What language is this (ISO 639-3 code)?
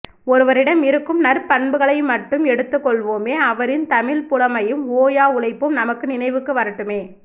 tam